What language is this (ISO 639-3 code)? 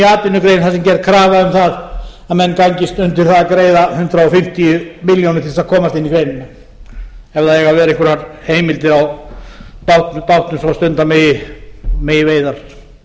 isl